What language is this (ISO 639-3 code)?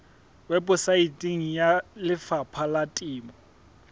sot